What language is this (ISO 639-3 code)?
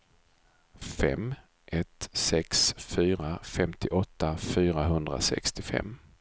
swe